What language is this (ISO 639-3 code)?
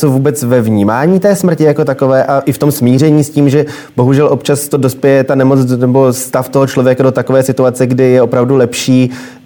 ces